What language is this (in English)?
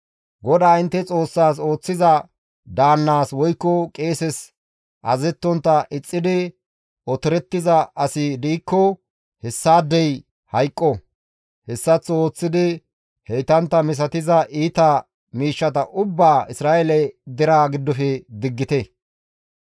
Gamo